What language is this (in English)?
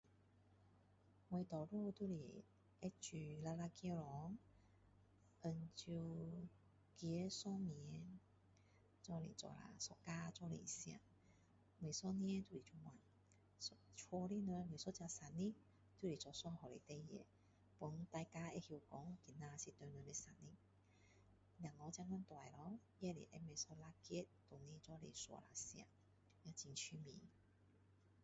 Min Dong Chinese